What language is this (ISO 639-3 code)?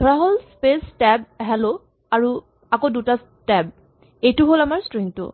asm